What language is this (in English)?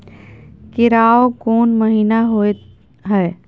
Maithili